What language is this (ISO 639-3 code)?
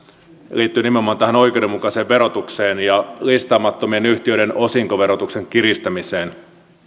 fin